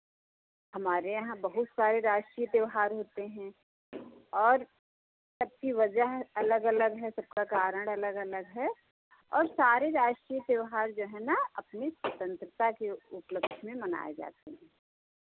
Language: Hindi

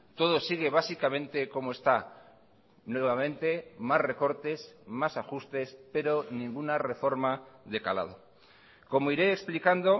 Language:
Spanish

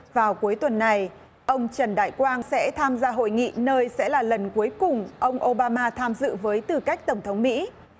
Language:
Vietnamese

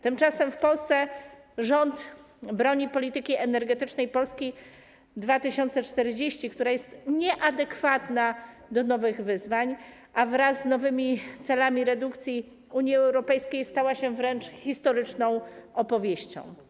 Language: Polish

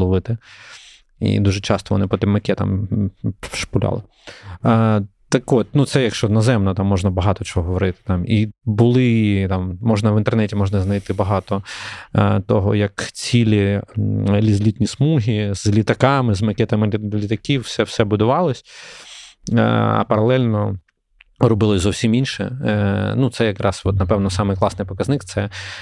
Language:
Ukrainian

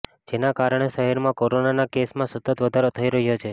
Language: Gujarati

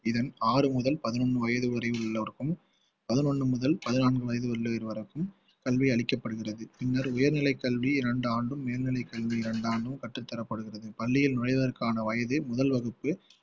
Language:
Tamil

